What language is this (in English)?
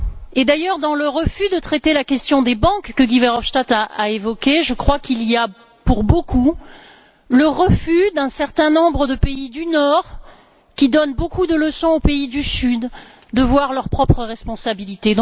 French